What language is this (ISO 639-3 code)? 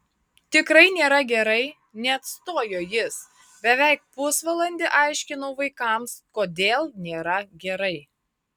lit